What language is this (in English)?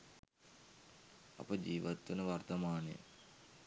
Sinhala